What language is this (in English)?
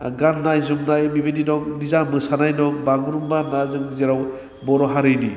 Bodo